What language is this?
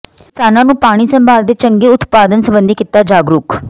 Punjabi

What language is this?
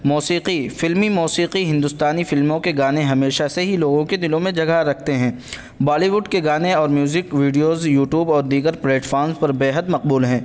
Urdu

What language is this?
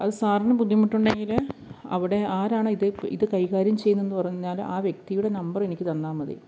Malayalam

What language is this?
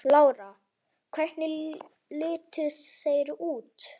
Icelandic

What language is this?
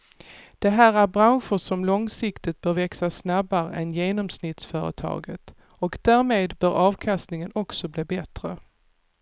Swedish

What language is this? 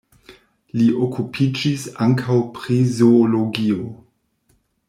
Esperanto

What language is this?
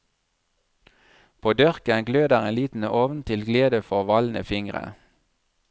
Norwegian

